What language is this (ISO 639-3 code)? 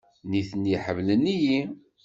kab